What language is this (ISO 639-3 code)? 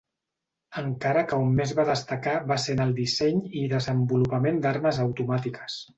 cat